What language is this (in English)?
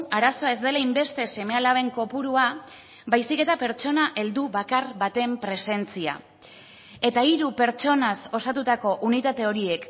Basque